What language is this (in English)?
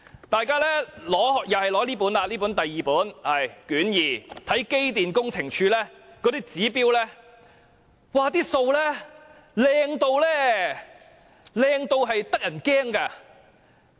Cantonese